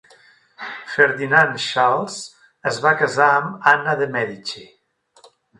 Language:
Catalan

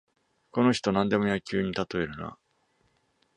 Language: Japanese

